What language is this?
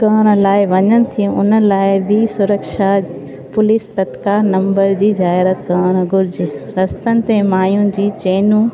Sindhi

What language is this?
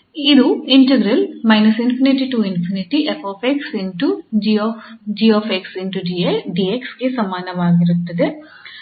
Kannada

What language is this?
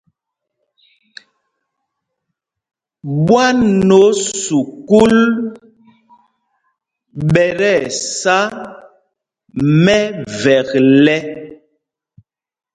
Mpumpong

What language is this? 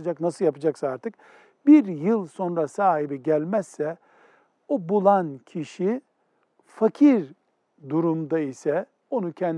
Turkish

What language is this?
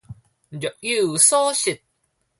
Min Nan Chinese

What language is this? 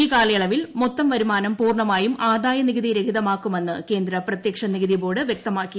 Malayalam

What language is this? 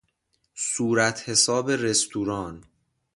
Persian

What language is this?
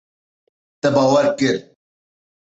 Kurdish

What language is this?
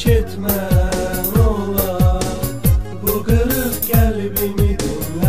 Arabic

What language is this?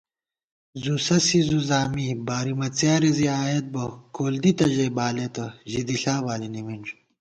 Gawar-Bati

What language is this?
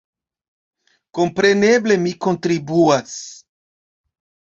Esperanto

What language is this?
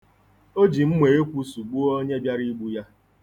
Igbo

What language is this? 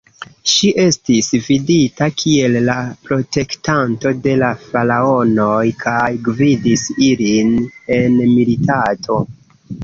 Esperanto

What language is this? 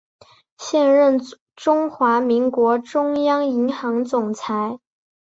Chinese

